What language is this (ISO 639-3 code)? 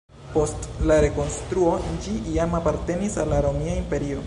epo